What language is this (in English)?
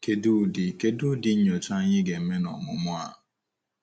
Igbo